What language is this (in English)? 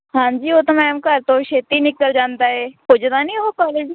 Punjabi